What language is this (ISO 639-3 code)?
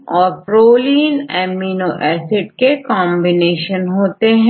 hin